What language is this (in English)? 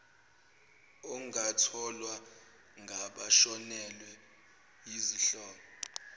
Zulu